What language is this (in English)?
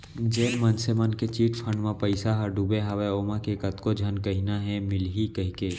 Chhattisgarhi